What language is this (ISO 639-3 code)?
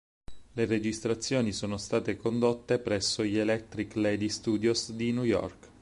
ita